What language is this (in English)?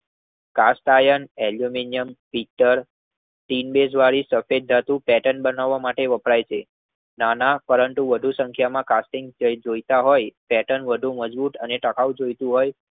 Gujarati